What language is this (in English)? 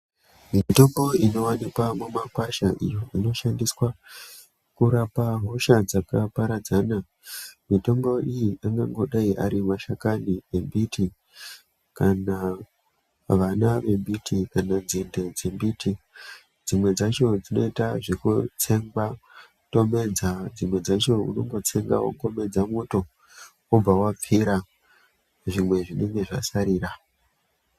Ndau